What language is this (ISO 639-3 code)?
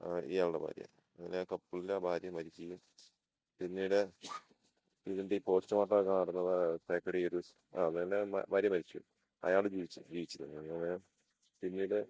mal